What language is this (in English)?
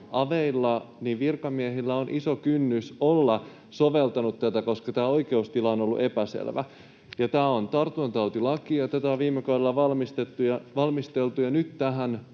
Finnish